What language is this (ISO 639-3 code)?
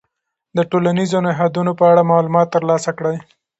pus